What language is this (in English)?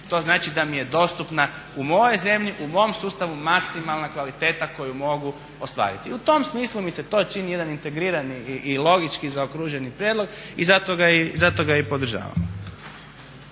Croatian